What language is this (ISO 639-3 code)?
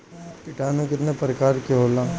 bho